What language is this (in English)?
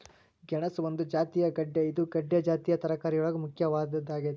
Kannada